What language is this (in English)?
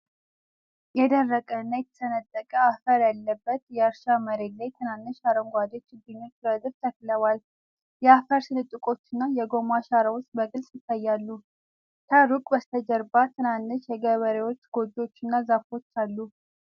Amharic